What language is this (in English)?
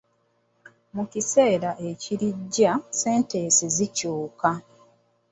Ganda